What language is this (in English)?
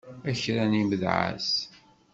Kabyle